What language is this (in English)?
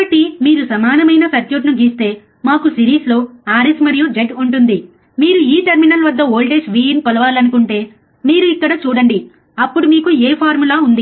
Telugu